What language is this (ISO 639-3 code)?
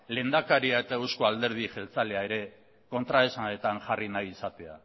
eus